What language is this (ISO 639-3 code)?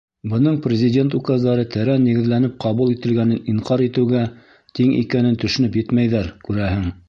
bak